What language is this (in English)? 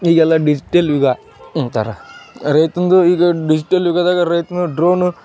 Kannada